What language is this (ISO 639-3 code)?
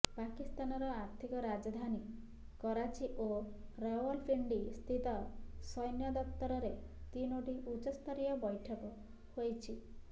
ori